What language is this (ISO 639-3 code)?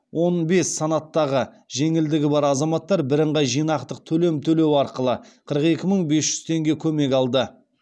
kaz